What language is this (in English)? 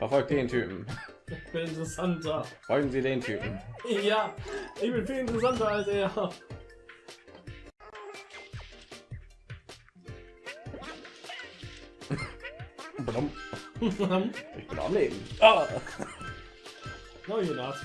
German